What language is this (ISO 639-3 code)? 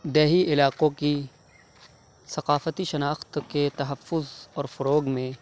urd